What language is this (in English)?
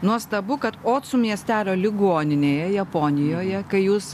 Lithuanian